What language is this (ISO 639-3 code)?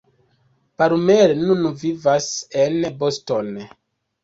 epo